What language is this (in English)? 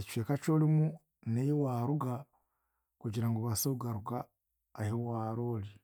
Chiga